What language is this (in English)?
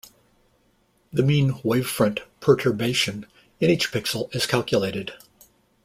English